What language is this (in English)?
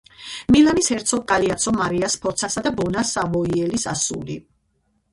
Georgian